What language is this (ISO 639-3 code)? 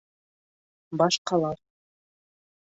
bak